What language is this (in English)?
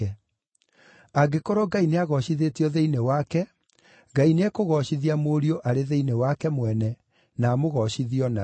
Kikuyu